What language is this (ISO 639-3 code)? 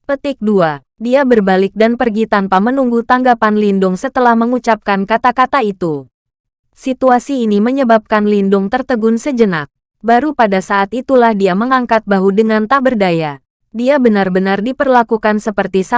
ind